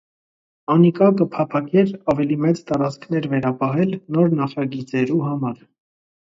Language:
Armenian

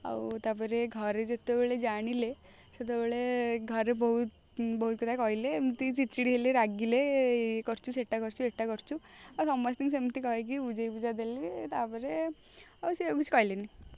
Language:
Odia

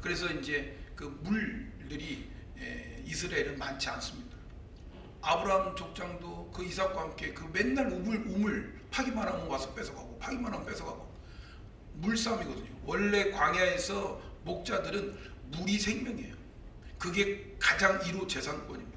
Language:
Korean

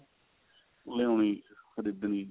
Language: Punjabi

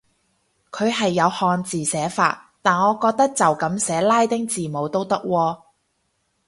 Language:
Cantonese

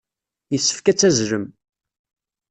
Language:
Kabyle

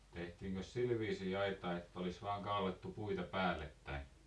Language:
Finnish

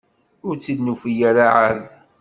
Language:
Kabyle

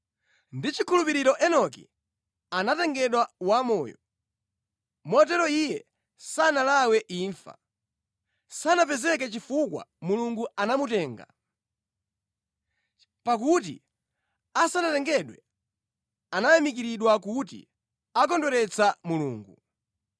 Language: Nyanja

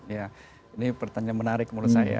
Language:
Indonesian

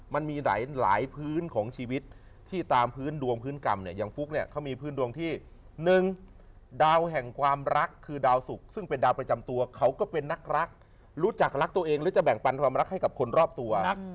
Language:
Thai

